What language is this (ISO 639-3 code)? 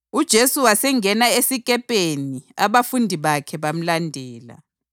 nde